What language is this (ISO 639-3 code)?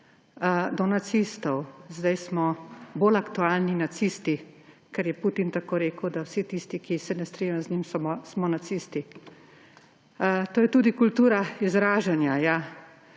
slv